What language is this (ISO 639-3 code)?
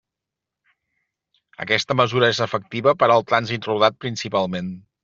cat